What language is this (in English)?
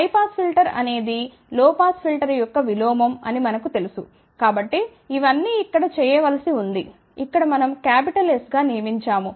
Telugu